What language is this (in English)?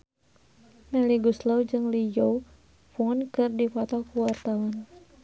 Sundanese